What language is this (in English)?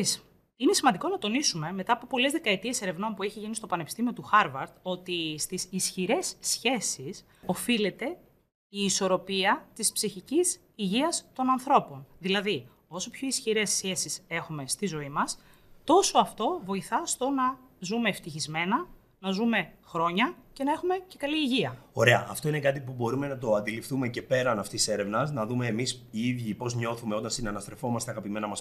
Greek